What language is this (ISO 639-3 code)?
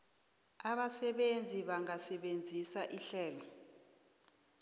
nbl